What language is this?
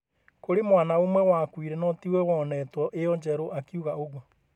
Kikuyu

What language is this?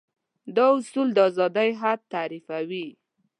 Pashto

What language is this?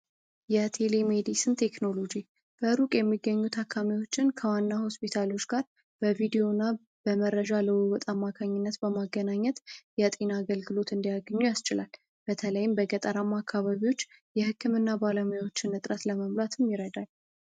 Amharic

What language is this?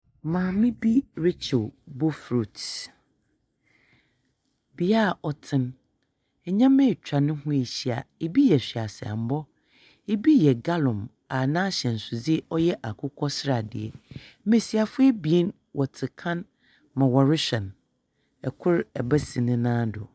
Akan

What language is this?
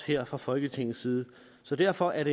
Danish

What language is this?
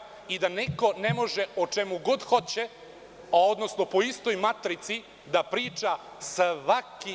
Serbian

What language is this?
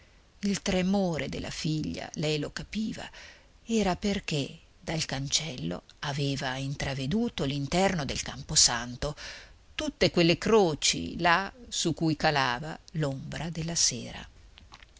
Italian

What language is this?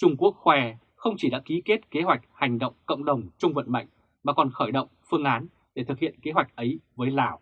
Vietnamese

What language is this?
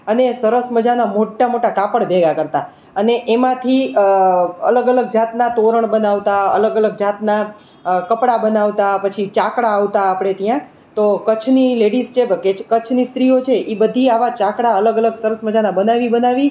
Gujarati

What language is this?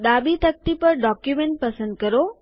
Gujarati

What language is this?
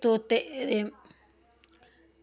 Dogri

